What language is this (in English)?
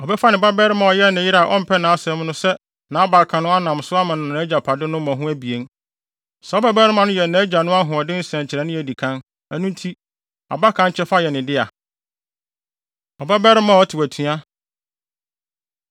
Akan